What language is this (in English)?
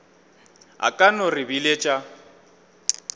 Northern Sotho